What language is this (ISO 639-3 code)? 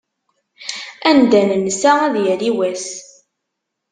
kab